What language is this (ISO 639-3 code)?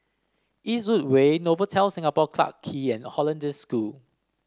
eng